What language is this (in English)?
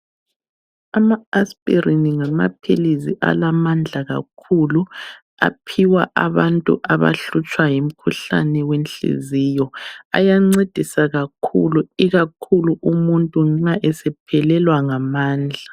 North Ndebele